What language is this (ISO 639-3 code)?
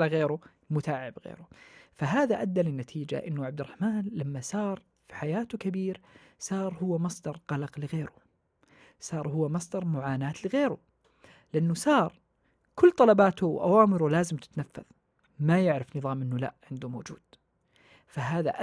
ara